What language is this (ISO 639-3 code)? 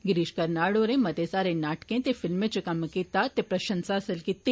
doi